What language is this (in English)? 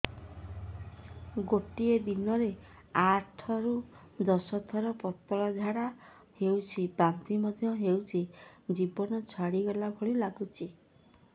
Odia